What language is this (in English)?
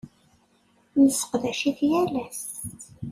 Kabyle